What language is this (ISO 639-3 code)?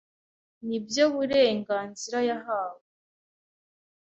kin